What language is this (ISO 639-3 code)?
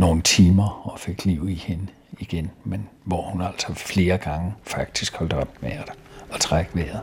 dan